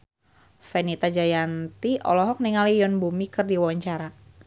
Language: Sundanese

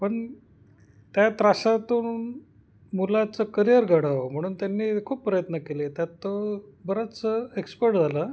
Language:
Marathi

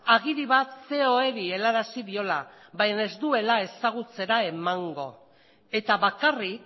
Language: Basque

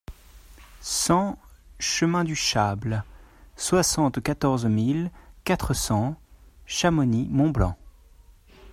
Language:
French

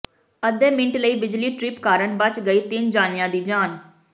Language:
Punjabi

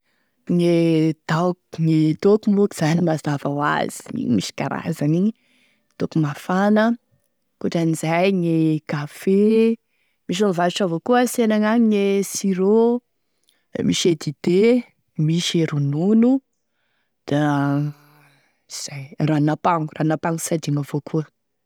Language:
Tesaka Malagasy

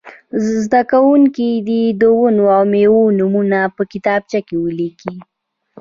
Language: Pashto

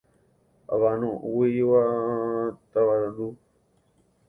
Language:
Guarani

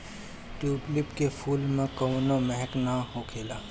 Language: Bhojpuri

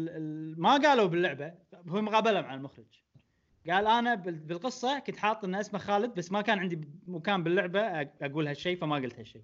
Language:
Arabic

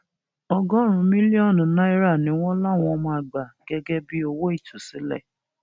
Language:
Yoruba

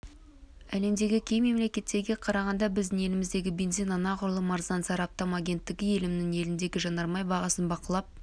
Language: Kazakh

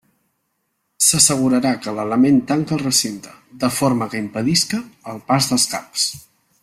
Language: Catalan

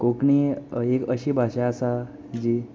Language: Konkani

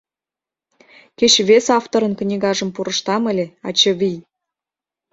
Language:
Mari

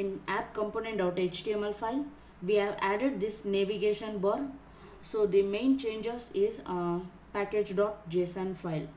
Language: English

